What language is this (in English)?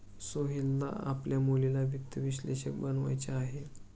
Marathi